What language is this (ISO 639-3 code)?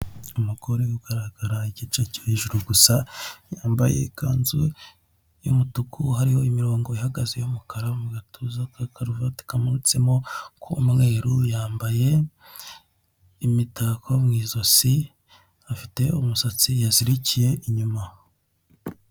kin